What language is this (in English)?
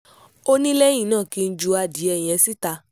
Yoruba